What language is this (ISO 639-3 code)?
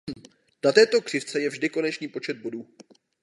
ces